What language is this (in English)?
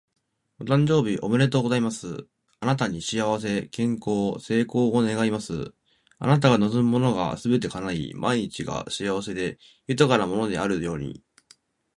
Japanese